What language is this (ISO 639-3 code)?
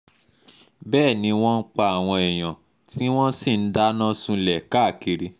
yor